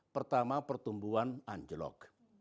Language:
Indonesian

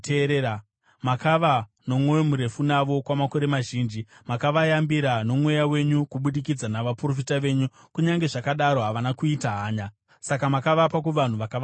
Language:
Shona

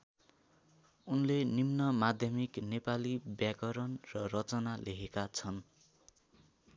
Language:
Nepali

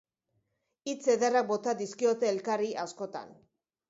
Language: Basque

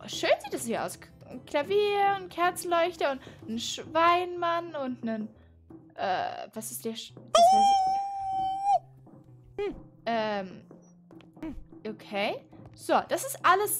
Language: German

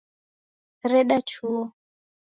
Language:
Taita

